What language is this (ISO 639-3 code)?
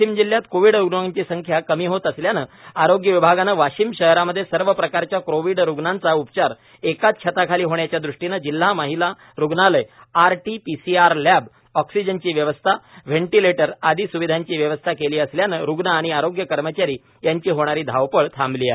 mar